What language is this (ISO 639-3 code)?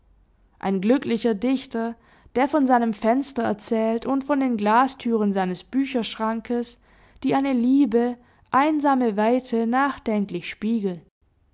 deu